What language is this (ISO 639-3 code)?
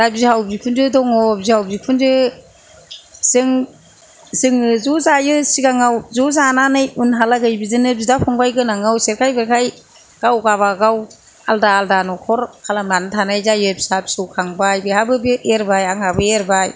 brx